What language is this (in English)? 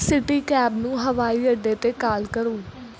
Punjabi